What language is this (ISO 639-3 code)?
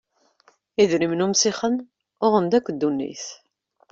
kab